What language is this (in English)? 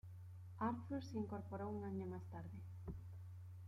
Spanish